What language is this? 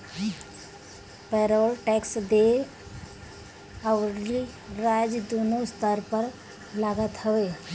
Bhojpuri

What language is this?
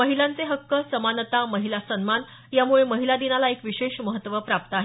Marathi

